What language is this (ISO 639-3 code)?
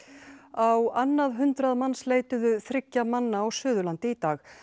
isl